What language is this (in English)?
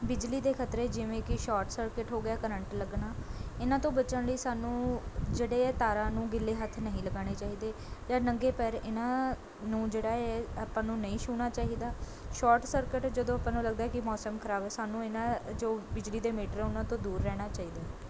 Punjabi